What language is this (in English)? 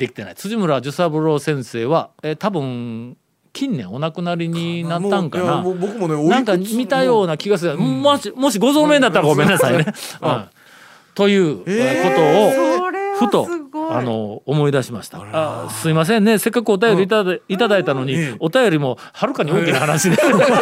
Japanese